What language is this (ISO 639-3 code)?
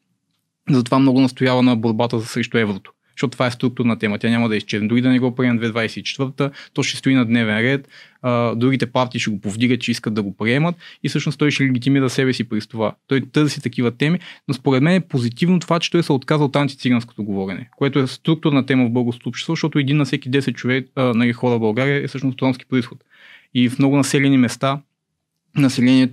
bul